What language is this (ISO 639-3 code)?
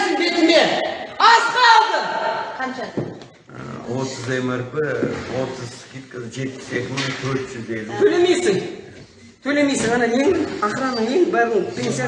tur